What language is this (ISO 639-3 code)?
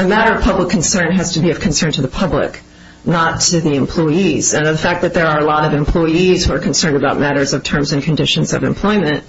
eng